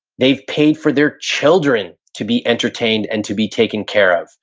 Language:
English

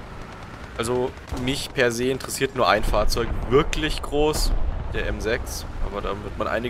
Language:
German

